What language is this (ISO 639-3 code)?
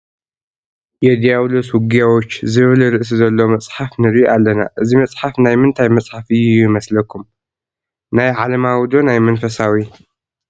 tir